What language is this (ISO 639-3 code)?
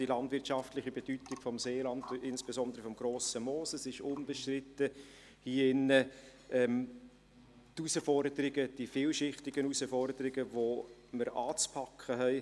gsw